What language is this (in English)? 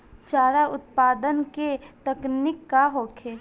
Bhojpuri